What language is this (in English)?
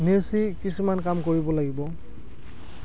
Assamese